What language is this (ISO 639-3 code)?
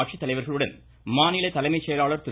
tam